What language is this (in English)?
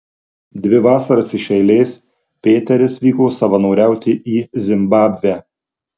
Lithuanian